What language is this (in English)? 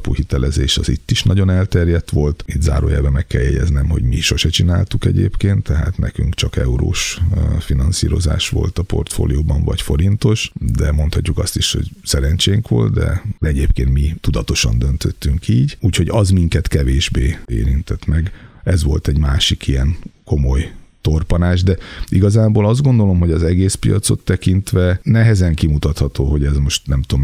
Hungarian